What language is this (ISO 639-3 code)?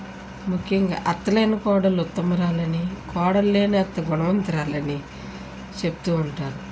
tel